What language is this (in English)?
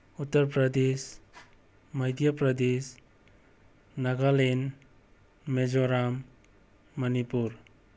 Manipuri